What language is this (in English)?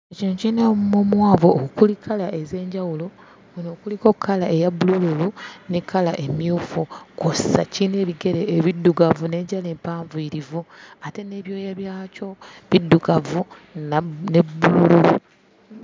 Ganda